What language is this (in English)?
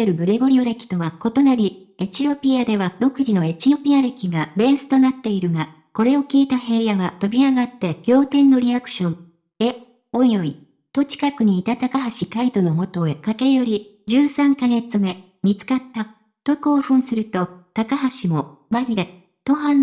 Japanese